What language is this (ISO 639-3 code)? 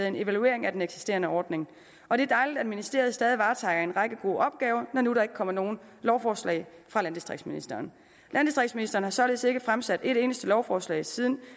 dan